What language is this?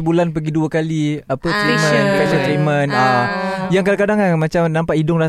Malay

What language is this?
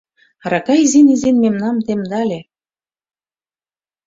Mari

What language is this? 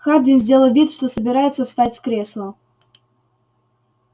Russian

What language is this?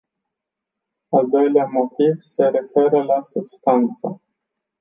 Romanian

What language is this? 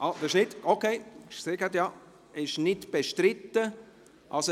Swiss German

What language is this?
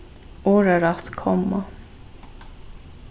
Faroese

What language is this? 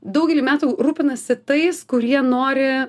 Lithuanian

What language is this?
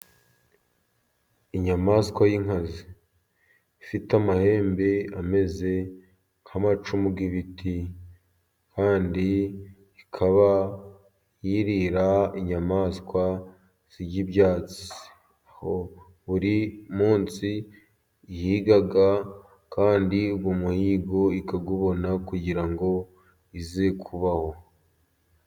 Kinyarwanda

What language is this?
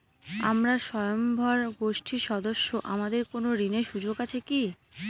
Bangla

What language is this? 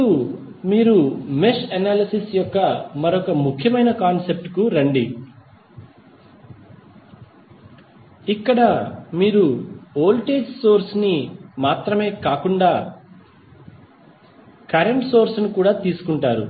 Telugu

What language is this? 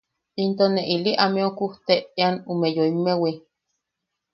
Yaqui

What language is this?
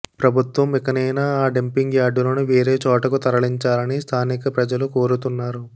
Telugu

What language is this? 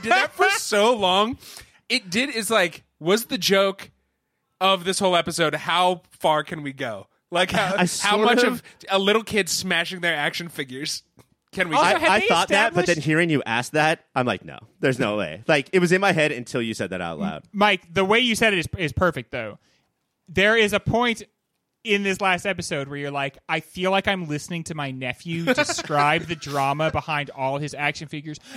English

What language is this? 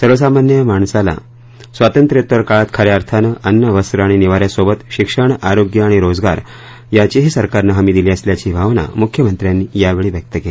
Marathi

